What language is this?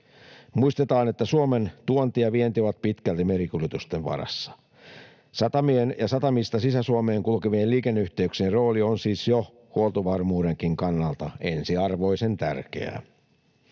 Finnish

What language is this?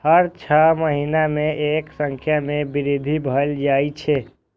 Maithili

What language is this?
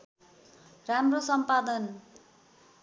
Nepali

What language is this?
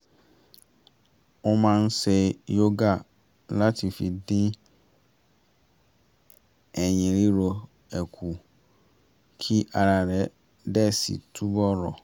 Yoruba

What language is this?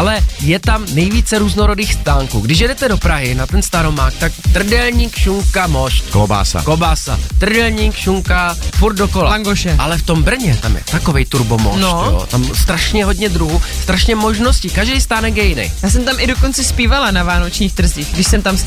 Czech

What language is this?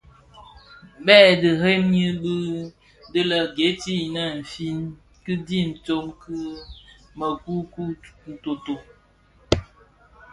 Bafia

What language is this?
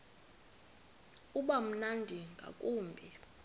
Xhosa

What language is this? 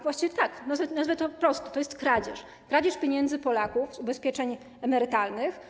Polish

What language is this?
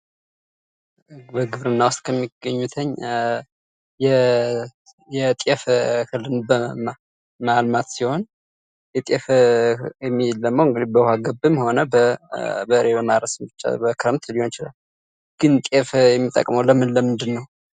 Amharic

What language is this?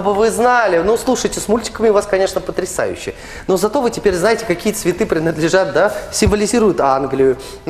Russian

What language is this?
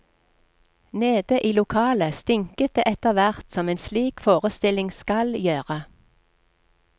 Norwegian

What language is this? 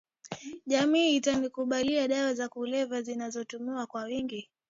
Swahili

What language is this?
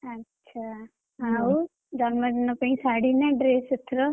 Odia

